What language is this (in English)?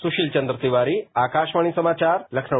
Hindi